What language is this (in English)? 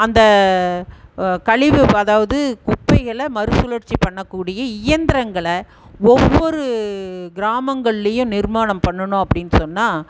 Tamil